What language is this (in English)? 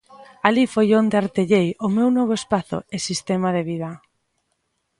Galician